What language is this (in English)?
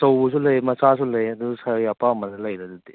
Manipuri